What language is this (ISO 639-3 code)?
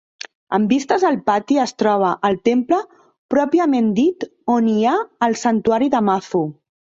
cat